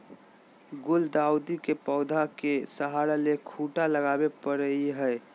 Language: Magahi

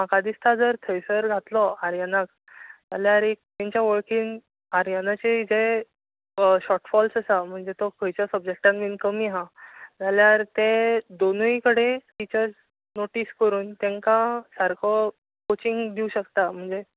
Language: Konkani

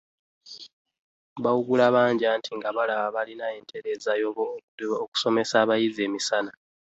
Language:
Ganda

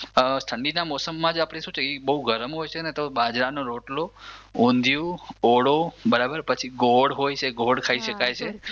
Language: Gujarati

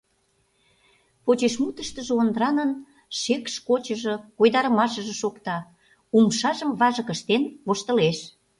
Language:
Mari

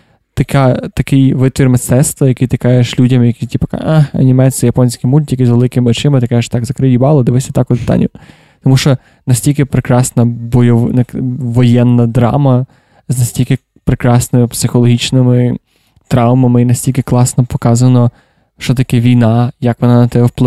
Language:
Ukrainian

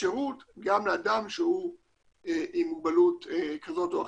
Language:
Hebrew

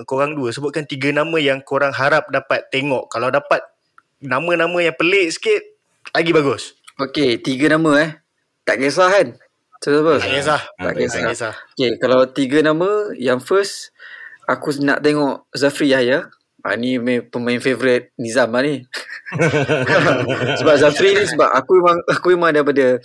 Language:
Malay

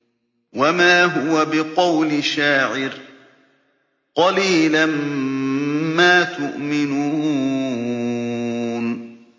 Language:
Arabic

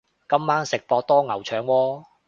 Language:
Cantonese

